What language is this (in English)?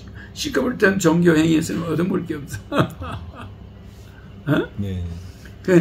Korean